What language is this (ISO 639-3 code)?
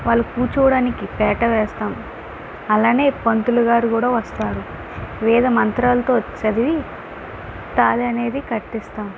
tel